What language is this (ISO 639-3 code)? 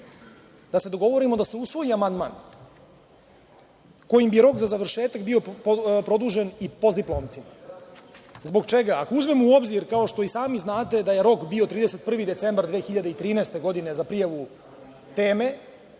srp